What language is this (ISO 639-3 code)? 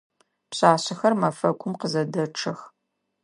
ady